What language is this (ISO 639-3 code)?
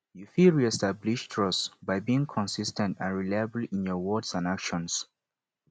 pcm